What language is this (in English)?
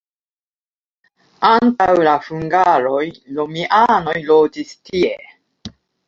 Esperanto